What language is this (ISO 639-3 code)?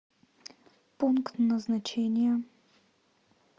rus